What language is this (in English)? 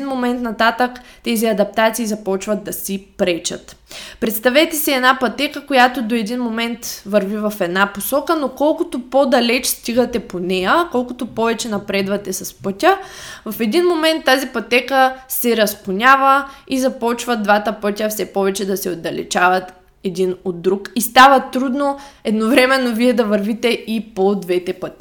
Bulgarian